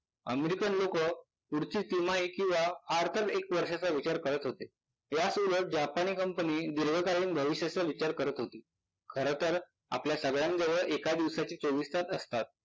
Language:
Marathi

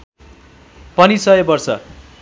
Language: Nepali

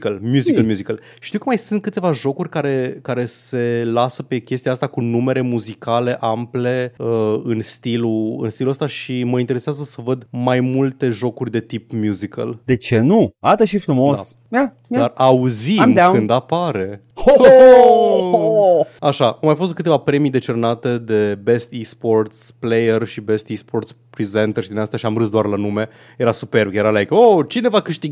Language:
Romanian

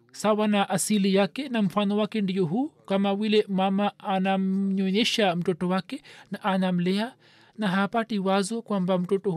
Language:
Swahili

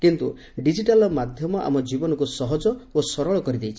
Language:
Odia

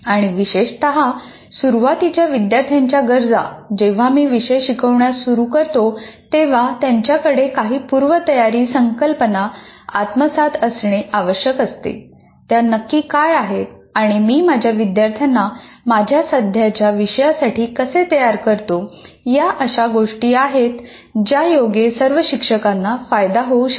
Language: Marathi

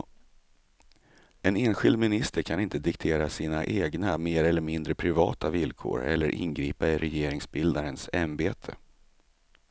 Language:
Swedish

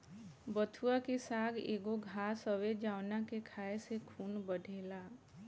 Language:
Bhojpuri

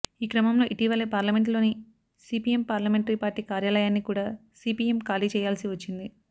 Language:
Telugu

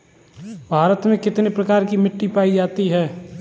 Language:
Hindi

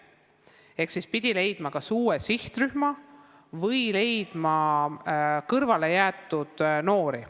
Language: Estonian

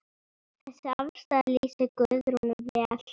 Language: Icelandic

